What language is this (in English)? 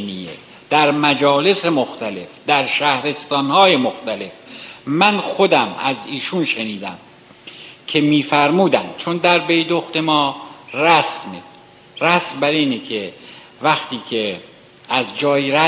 Persian